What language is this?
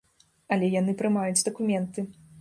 Belarusian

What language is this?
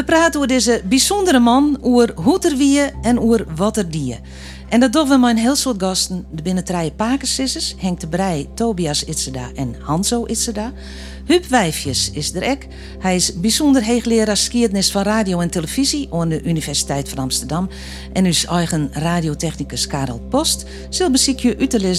Dutch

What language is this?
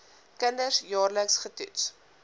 Afrikaans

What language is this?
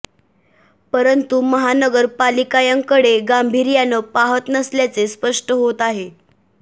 Marathi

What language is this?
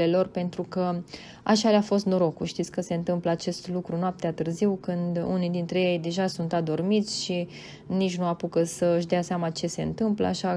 Romanian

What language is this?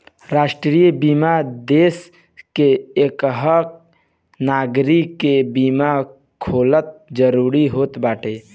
Bhojpuri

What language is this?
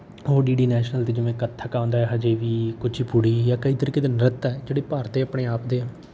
Punjabi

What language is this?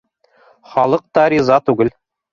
Bashkir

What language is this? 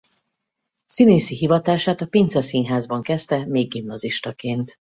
Hungarian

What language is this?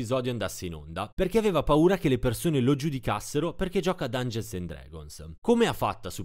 Italian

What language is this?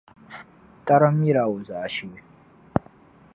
Dagbani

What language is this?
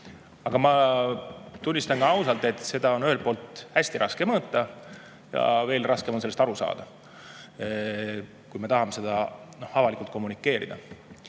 Estonian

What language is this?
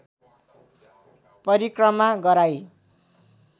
Nepali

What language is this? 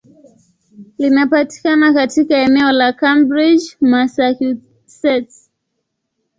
Swahili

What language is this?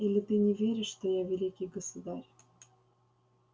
Russian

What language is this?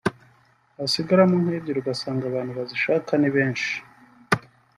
Kinyarwanda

